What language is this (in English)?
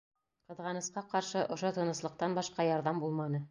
Bashkir